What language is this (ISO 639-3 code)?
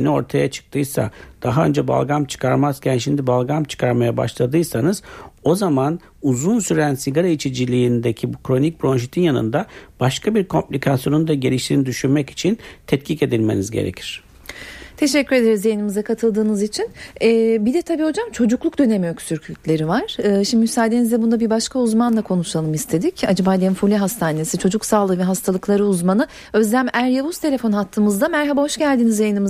tur